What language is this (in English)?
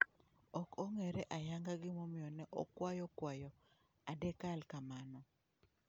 Luo (Kenya and Tanzania)